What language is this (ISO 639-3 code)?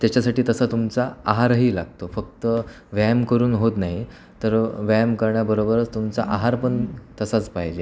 mar